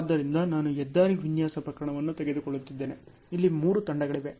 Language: Kannada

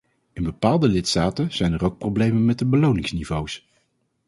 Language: Dutch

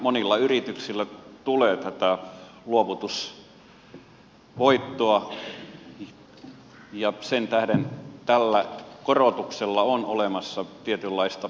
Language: Finnish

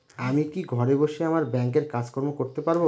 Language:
Bangla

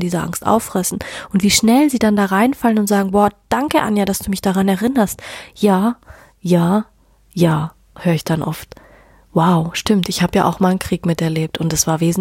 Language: German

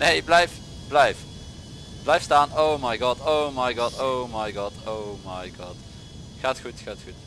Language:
Dutch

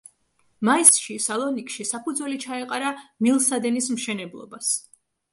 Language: Georgian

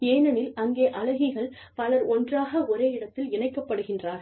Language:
Tamil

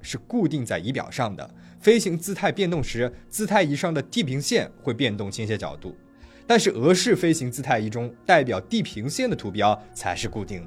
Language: Chinese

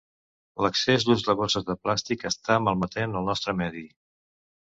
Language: Catalan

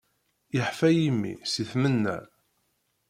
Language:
Kabyle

